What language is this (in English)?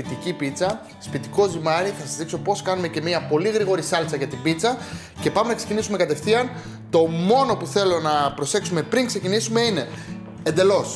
Greek